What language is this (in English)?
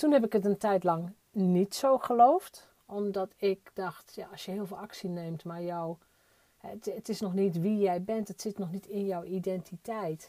Dutch